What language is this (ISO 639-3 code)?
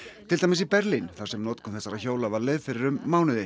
isl